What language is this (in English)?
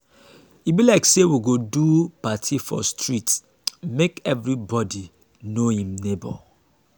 Nigerian Pidgin